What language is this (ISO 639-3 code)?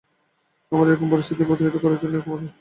ben